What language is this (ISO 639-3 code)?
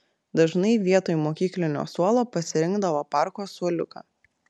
lit